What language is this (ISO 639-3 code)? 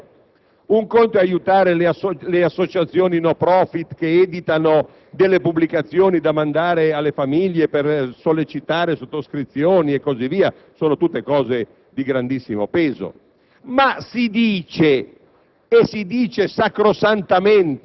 ita